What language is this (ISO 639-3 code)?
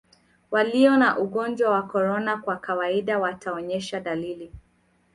swa